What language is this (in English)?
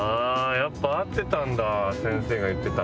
Japanese